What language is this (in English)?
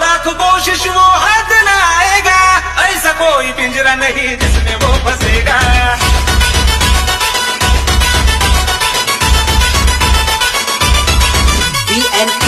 Arabic